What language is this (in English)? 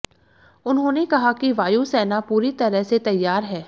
Hindi